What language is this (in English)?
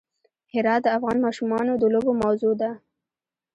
Pashto